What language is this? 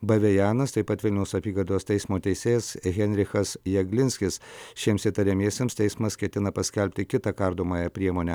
Lithuanian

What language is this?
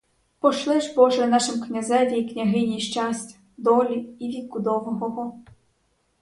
Ukrainian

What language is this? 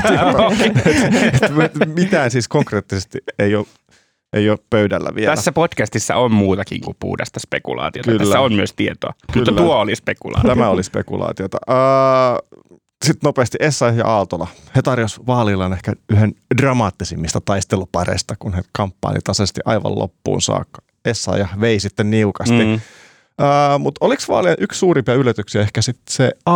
Finnish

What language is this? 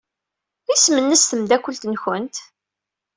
Kabyle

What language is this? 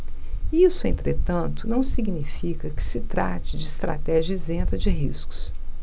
Portuguese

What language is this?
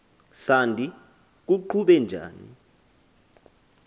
Xhosa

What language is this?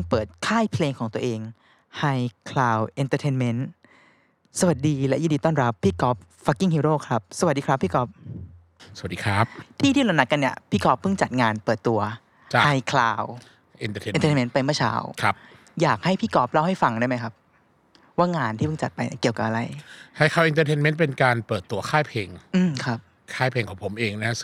Thai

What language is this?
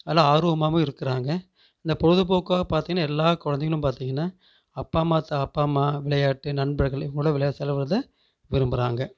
Tamil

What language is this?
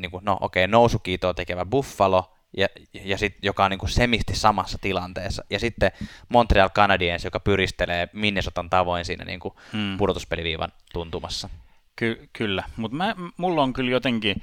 Finnish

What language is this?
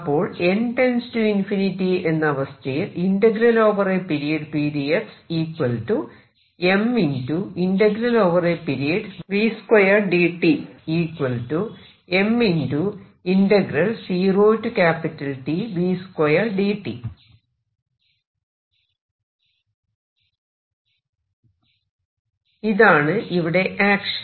Malayalam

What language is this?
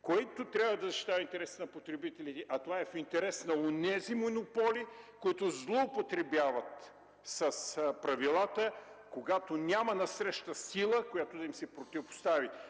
Bulgarian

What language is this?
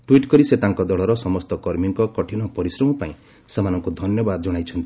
Odia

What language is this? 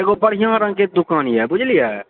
Maithili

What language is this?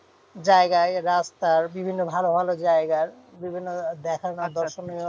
Bangla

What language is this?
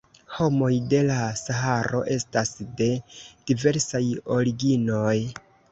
Esperanto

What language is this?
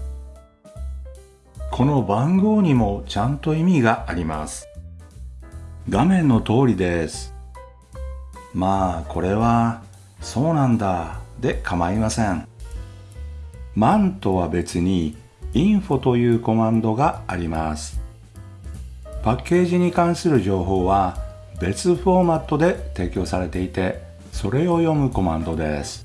Japanese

